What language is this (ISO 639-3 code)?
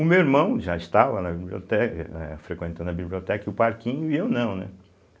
por